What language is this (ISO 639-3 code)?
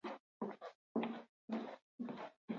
eus